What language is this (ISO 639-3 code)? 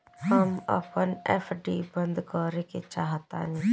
bho